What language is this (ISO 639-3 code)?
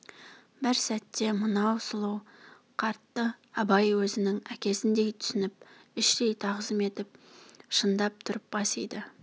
kaz